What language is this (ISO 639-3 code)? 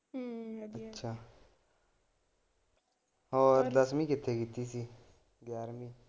pan